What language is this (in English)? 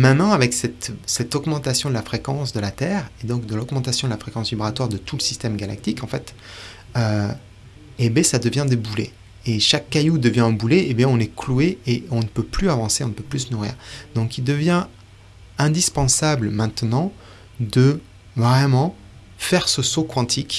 French